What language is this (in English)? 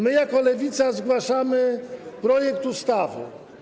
Polish